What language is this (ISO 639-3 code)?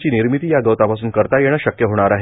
mar